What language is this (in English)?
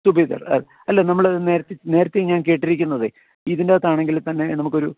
Malayalam